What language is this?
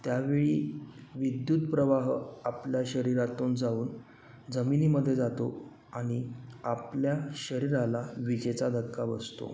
Marathi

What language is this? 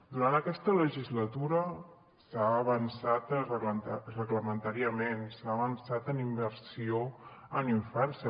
Catalan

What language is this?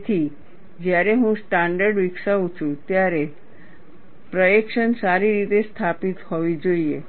Gujarati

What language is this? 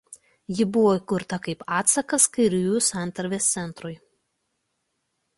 Lithuanian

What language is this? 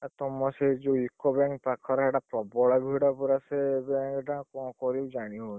Odia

